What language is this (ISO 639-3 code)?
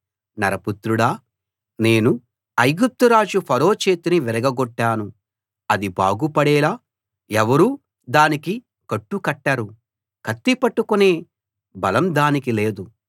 tel